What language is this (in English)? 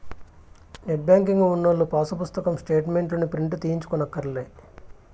Telugu